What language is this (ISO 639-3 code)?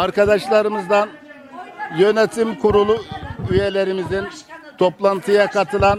tur